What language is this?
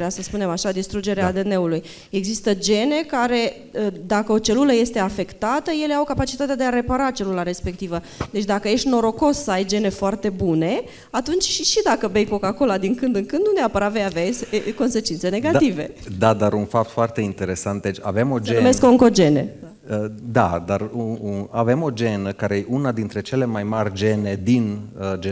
Romanian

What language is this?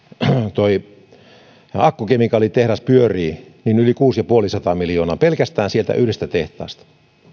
Finnish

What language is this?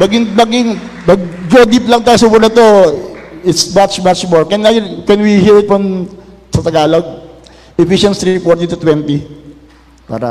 Filipino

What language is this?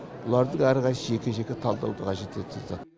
Kazakh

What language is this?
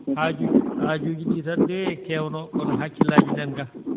Fula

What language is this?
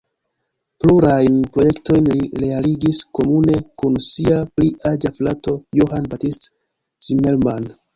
Esperanto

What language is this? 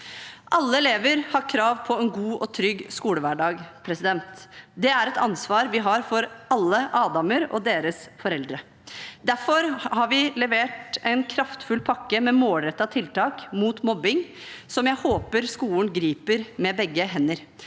Norwegian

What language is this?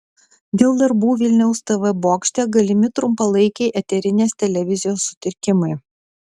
Lithuanian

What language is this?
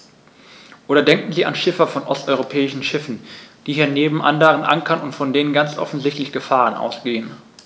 German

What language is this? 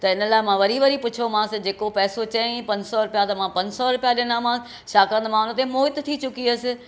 Sindhi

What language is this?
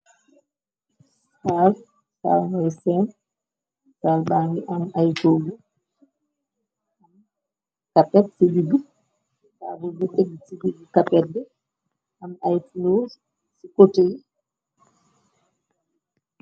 Wolof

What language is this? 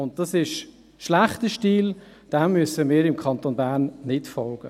Swiss German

